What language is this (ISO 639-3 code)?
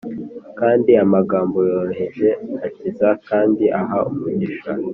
kin